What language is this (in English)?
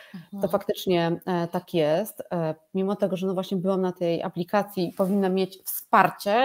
Polish